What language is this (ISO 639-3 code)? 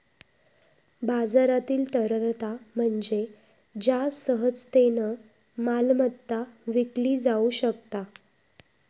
mar